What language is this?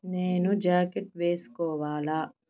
Telugu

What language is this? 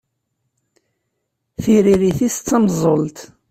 Kabyle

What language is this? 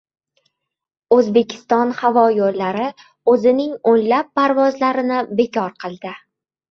Uzbek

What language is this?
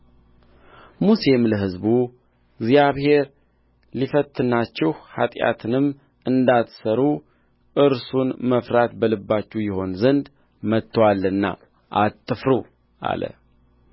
Amharic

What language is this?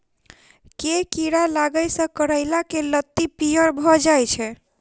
Maithili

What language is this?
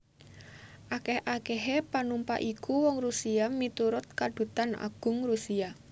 Javanese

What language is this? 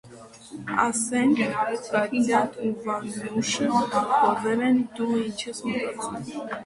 Armenian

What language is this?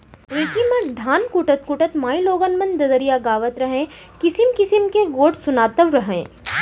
Chhattisgarhi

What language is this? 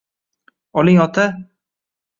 Uzbek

